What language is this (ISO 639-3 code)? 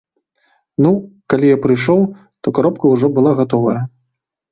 bel